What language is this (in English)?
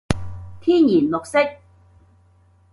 Cantonese